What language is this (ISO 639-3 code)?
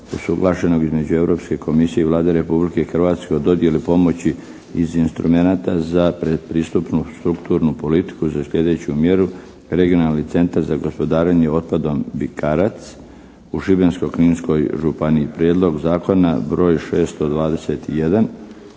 hrv